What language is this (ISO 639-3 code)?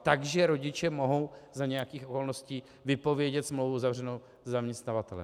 ces